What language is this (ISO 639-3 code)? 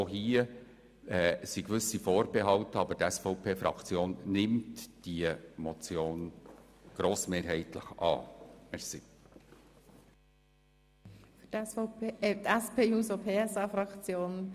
gsw